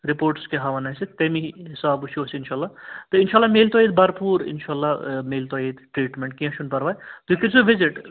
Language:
Kashmiri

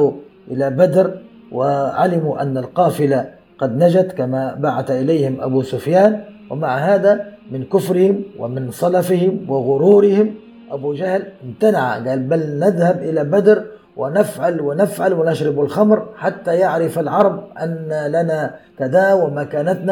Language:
Arabic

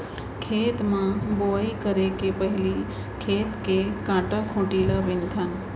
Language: Chhattisgarhi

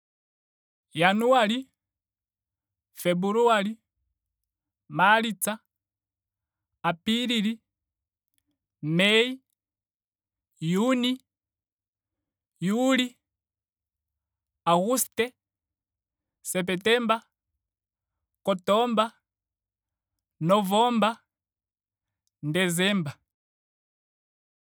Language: Ndonga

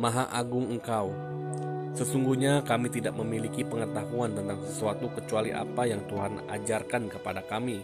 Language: Indonesian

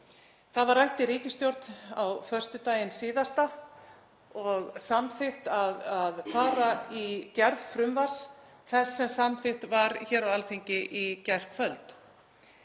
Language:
Icelandic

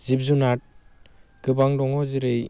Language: Bodo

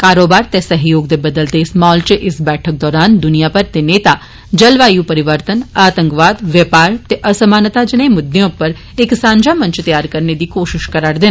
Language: Dogri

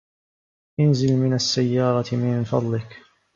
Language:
Arabic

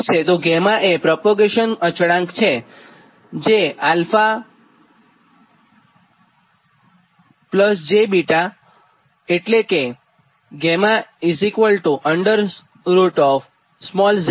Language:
Gujarati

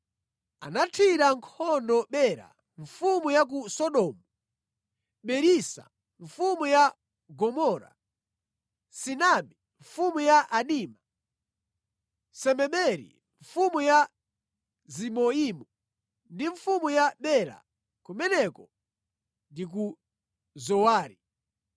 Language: Nyanja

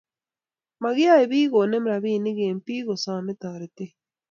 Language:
Kalenjin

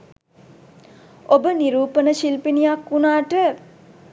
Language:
Sinhala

